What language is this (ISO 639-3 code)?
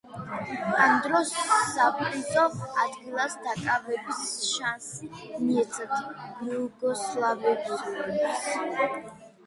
kat